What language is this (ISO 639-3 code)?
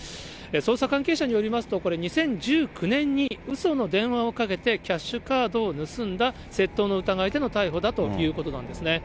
jpn